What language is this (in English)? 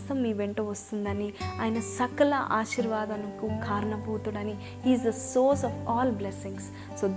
Telugu